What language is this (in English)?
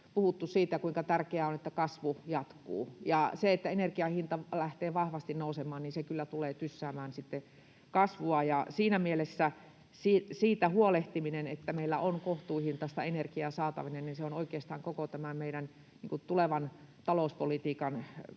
Finnish